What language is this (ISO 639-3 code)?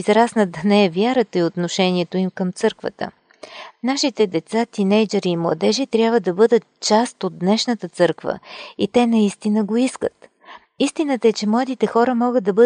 bul